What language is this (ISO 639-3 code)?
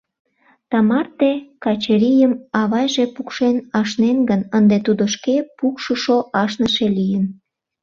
chm